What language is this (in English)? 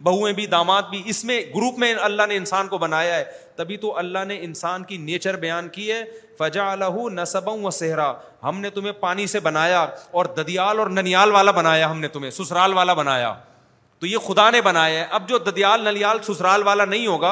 Urdu